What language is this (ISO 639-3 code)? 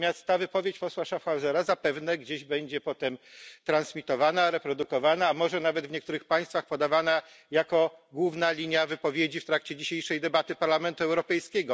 pol